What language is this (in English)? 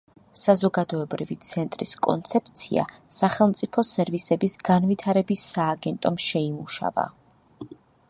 Georgian